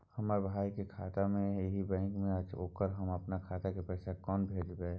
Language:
Maithili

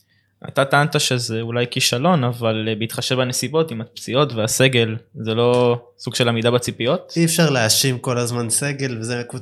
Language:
Hebrew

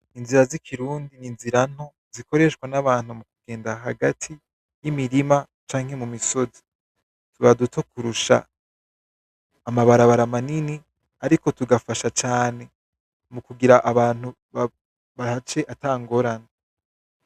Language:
Rundi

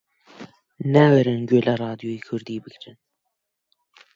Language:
Central Kurdish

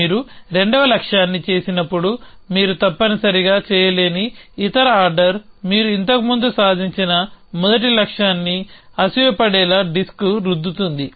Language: Telugu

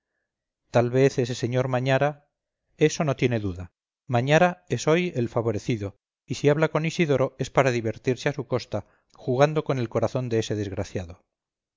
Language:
Spanish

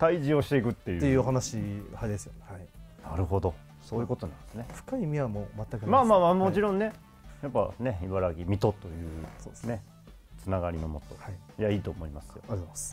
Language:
Japanese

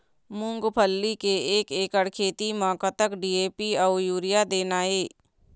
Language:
Chhattisgarhi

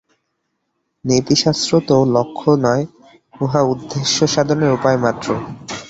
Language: Bangla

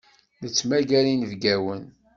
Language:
Kabyle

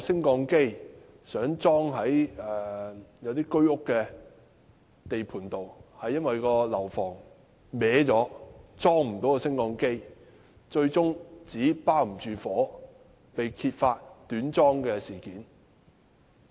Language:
Cantonese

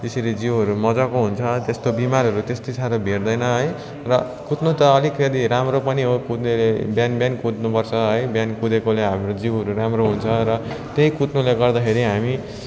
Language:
Nepali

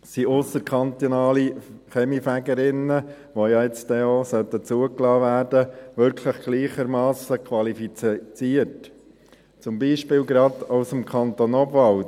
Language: Swiss German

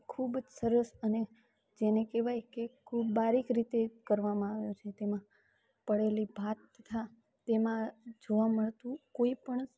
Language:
Gujarati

